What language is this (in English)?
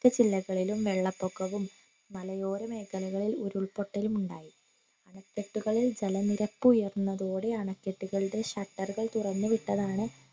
Malayalam